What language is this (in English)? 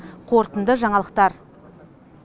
Kazakh